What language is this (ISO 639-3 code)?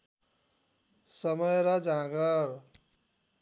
nep